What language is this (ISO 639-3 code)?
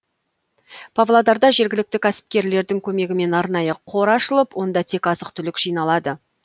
kaz